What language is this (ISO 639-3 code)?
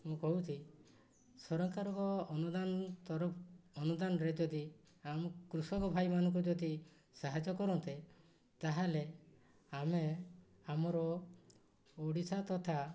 ori